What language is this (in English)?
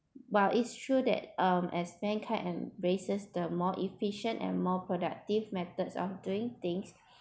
English